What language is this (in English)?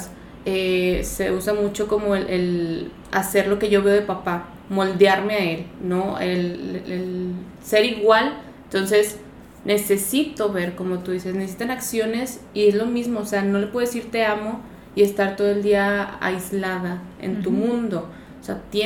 Spanish